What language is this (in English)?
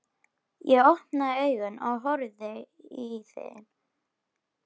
Icelandic